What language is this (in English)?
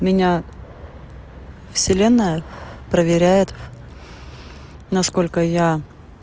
Russian